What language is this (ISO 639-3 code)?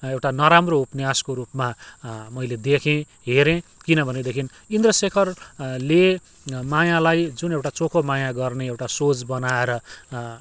nep